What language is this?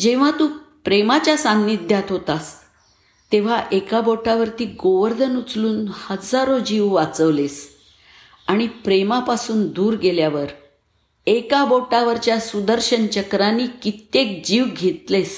Marathi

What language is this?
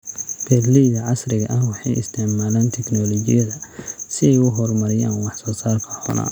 Somali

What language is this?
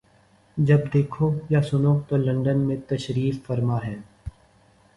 Urdu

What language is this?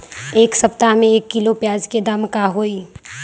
Magahi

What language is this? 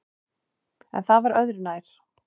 Icelandic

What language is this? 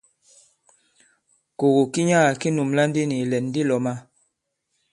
Bankon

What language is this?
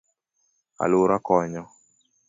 Luo (Kenya and Tanzania)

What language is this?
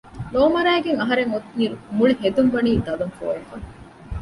Divehi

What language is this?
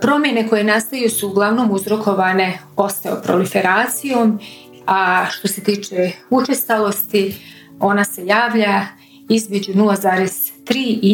Croatian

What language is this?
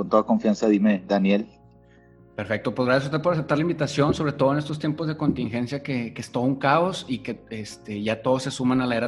Spanish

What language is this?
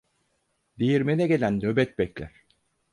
Turkish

